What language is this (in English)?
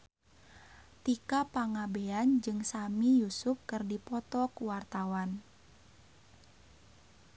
Sundanese